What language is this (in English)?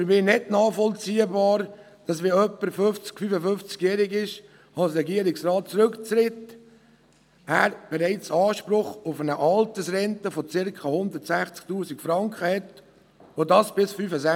Swiss German